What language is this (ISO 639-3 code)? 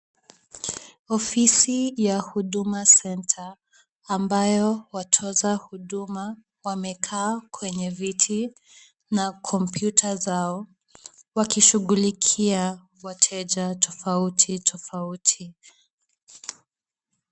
swa